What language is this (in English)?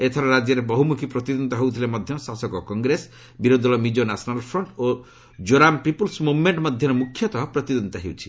Odia